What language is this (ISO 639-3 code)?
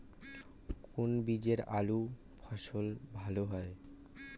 ben